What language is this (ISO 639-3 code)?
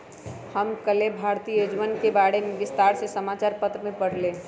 mag